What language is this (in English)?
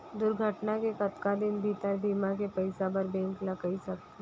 Chhattisgarhi